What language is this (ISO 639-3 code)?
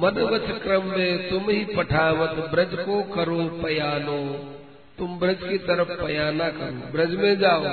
hin